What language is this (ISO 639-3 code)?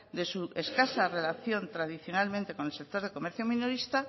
spa